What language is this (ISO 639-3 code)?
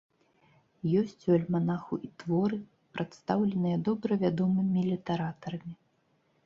bel